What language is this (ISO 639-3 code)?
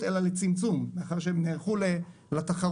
heb